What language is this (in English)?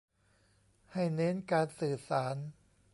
Thai